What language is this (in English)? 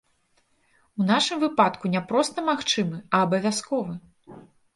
Belarusian